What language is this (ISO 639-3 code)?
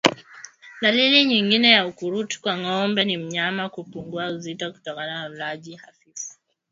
swa